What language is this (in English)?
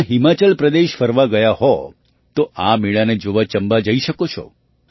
Gujarati